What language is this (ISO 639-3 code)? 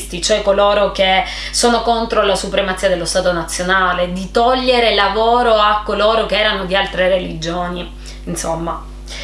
ita